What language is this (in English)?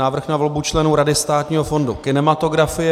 Czech